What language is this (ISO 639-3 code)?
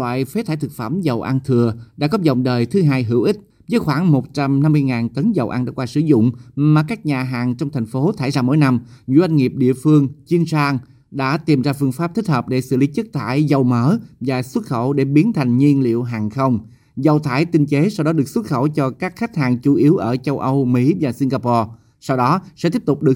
vie